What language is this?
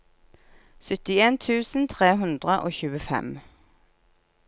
Norwegian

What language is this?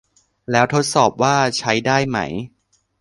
Thai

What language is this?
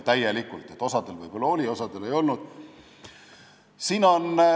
Estonian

